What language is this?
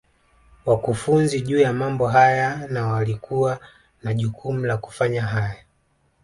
Swahili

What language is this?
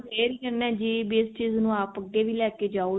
Punjabi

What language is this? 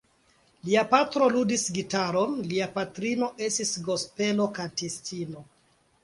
Esperanto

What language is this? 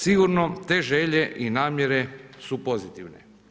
Croatian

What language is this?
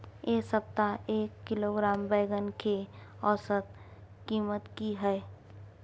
Maithili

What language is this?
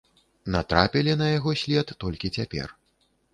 Belarusian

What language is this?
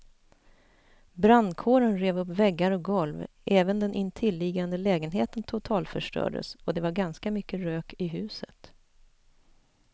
Swedish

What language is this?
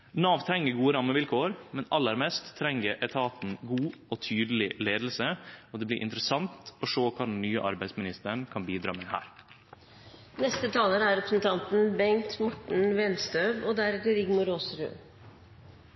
Norwegian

